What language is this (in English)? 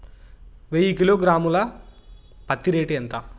Telugu